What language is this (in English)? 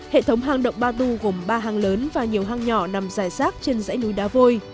Vietnamese